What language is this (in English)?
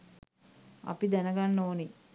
Sinhala